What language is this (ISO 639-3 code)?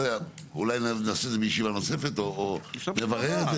heb